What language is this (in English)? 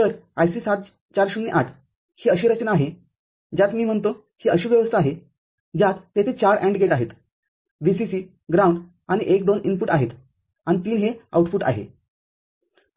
Marathi